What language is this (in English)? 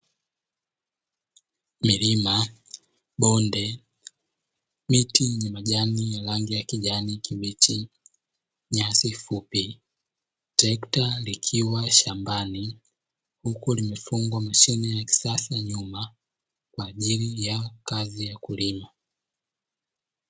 Swahili